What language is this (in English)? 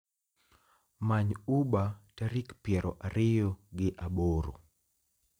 Luo (Kenya and Tanzania)